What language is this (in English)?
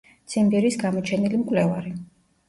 Georgian